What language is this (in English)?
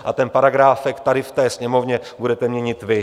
Czech